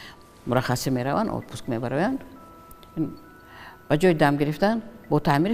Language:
Arabic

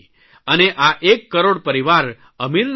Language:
Gujarati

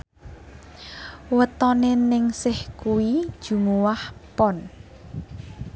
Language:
Javanese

